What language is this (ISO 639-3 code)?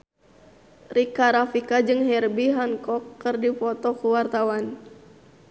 sun